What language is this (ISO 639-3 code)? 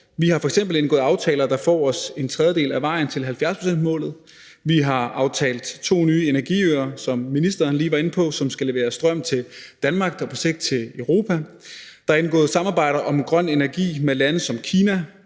dan